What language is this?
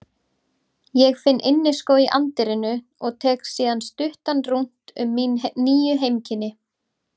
Icelandic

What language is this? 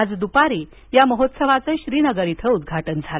Marathi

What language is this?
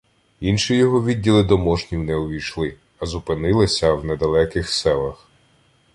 Ukrainian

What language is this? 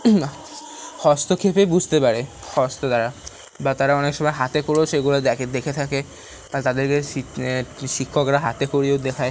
Bangla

